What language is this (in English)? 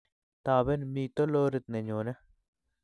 Kalenjin